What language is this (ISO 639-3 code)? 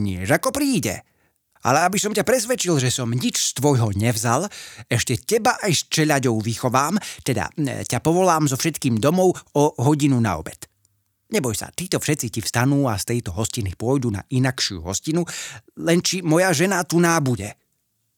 slk